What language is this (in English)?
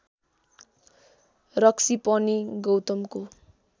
Nepali